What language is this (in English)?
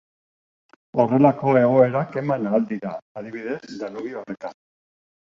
Basque